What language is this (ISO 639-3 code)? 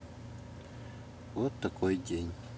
rus